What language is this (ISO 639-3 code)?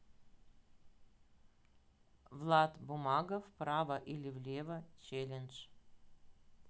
rus